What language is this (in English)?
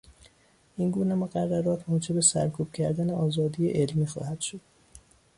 Persian